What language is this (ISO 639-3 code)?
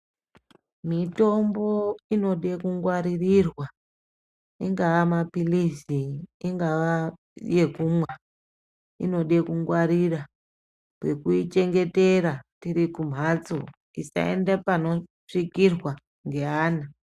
ndc